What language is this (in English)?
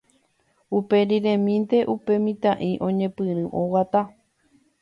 Guarani